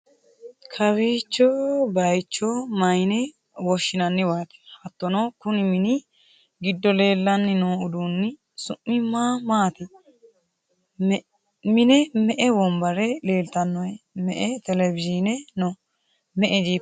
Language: Sidamo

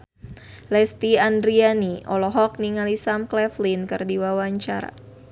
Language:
Sundanese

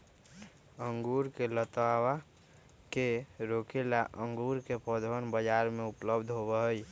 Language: Magahi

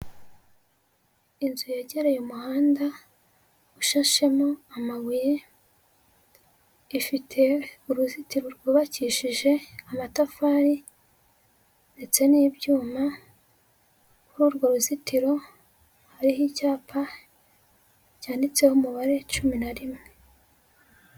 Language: Kinyarwanda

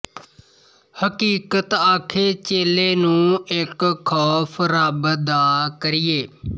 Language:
Punjabi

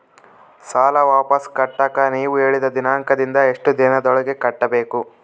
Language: Kannada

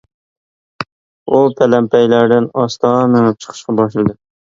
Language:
Uyghur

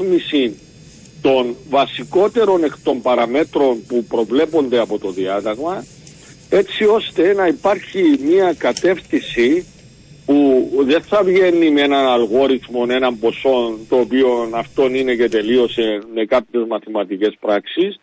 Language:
Greek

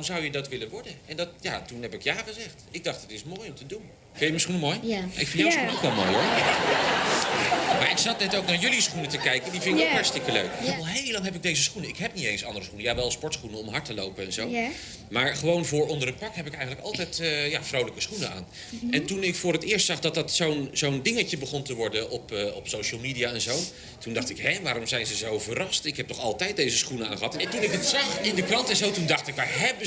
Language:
Dutch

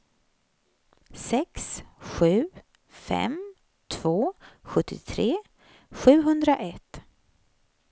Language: Swedish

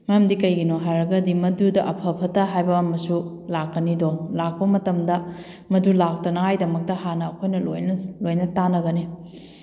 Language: Manipuri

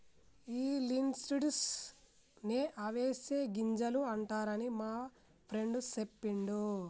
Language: Telugu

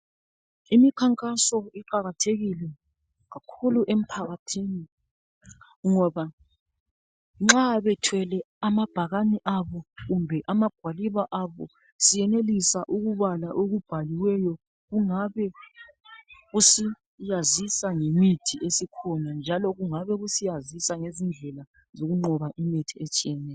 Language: North Ndebele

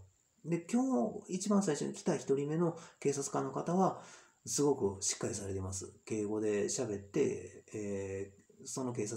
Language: Japanese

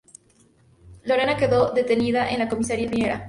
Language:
Spanish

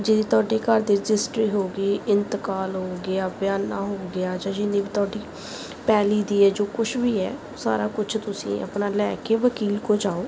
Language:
Punjabi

